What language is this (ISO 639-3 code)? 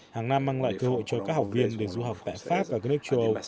vie